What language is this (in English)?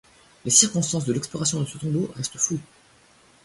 French